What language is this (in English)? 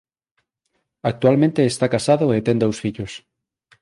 Galician